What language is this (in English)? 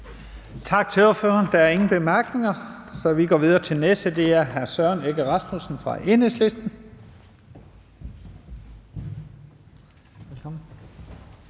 Danish